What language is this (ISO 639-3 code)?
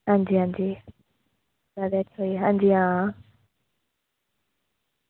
doi